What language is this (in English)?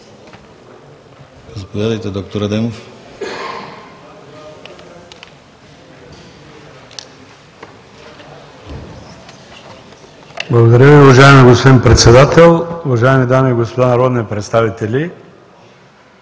Bulgarian